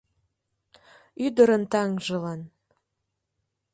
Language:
Mari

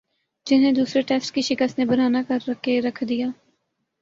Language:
Urdu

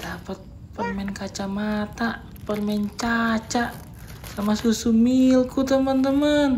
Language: Indonesian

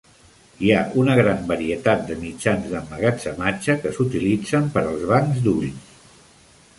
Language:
Catalan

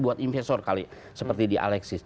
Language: Indonesian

